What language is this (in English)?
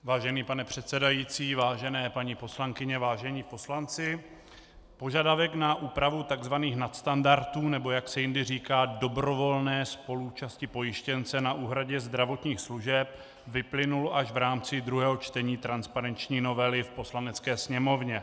Czech